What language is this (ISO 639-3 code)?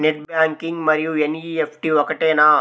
tel